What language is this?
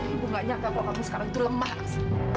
Indonesian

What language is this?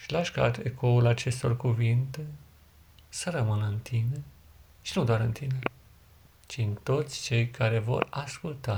Romanian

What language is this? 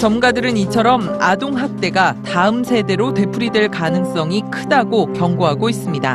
Korean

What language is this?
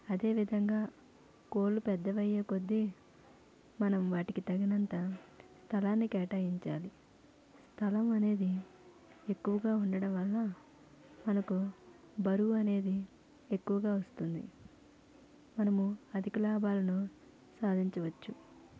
Telugu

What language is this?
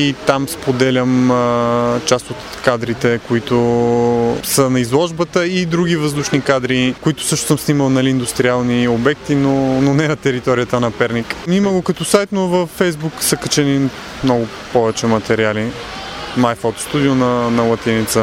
Bulgarian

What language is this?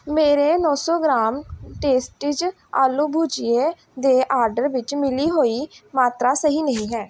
Punjabi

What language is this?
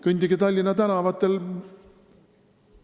Estonian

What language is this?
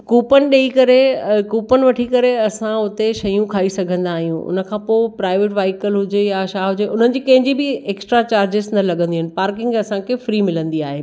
Sindhi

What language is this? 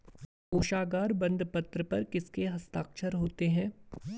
Hindi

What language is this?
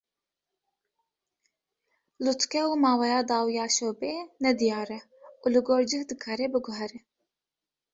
Kurdish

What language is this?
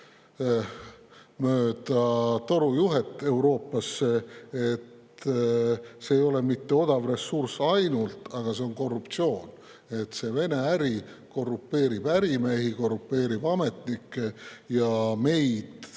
Estonian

